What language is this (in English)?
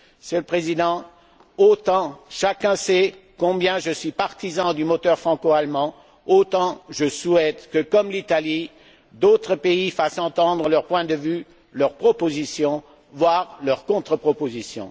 French